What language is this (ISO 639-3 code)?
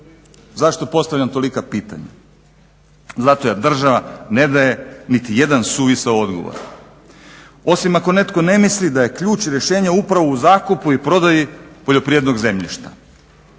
hrv